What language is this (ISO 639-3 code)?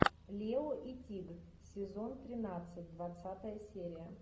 rus